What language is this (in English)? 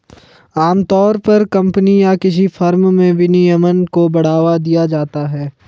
Hindi